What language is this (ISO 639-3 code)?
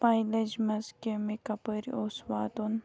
kas